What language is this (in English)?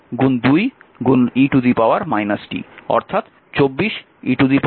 Bangla